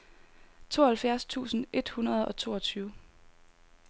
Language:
Danish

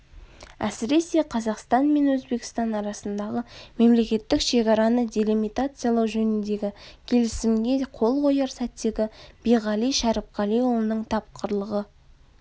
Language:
Kazakh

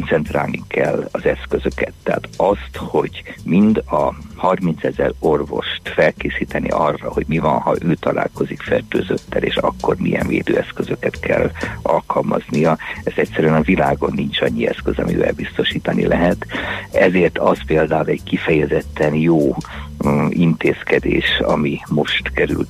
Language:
Hungarian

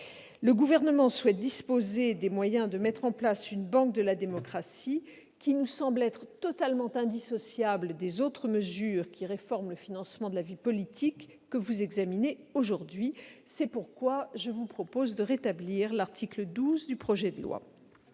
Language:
French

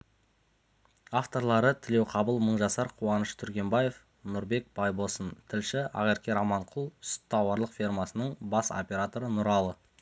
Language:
Kazakh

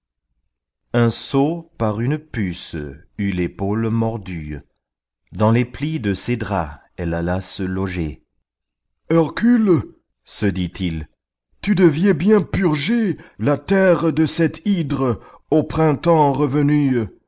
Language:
French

